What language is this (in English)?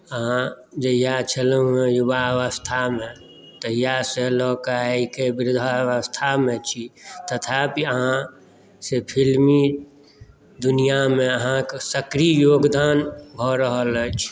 Maithili